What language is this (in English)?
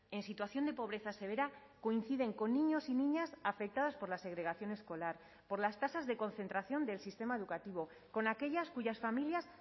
Spanish